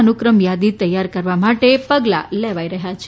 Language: Gujarati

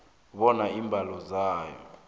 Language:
South Ndebele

